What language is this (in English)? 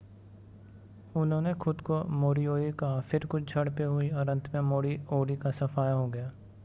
Hindi